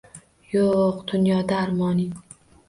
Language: Uzbek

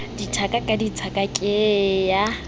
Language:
Southern Sotho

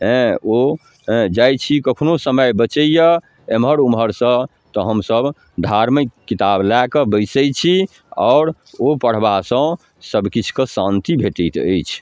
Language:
Maithili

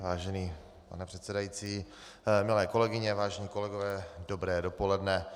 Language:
Czech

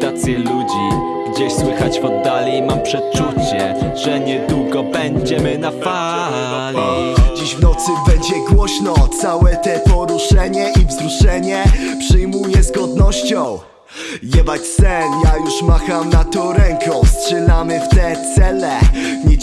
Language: Polish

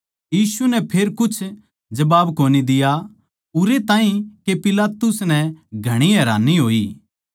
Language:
Haryanvi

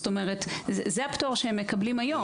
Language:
Hebrew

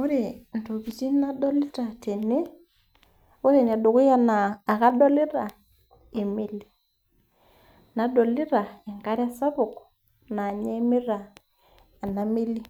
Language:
Masai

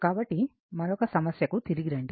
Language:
Telugu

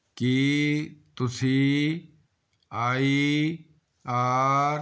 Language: Punjabi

